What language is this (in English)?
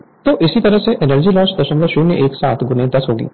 Hindi